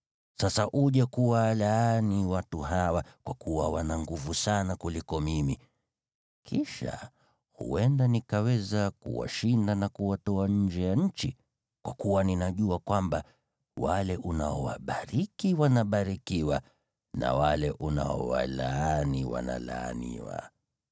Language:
Swahili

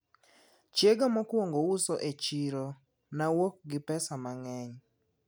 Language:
Luo (Kenya and Tanzania)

